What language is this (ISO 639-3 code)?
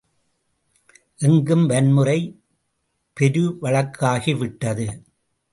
tam